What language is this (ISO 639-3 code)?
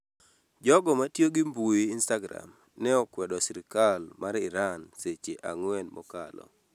luo